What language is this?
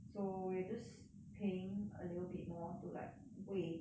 English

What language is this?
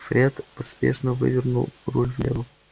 Russian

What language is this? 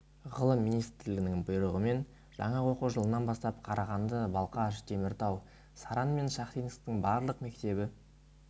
Kazakh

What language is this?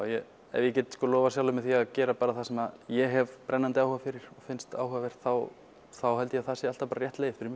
Icelandic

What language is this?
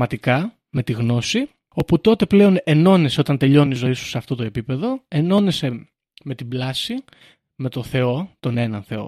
Greek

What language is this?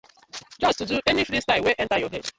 Nigerian Pidgin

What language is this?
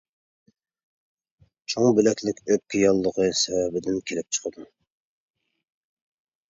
Uyghur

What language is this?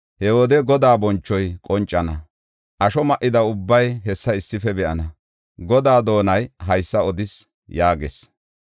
Gofa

